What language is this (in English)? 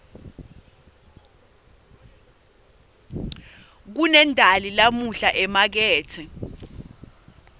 Swati